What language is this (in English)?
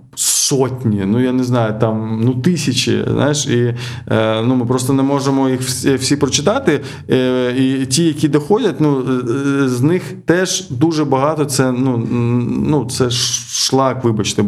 Ukrainian